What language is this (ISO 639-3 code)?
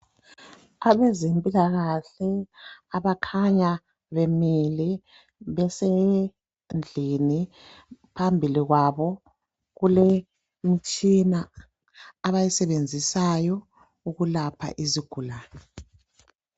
nde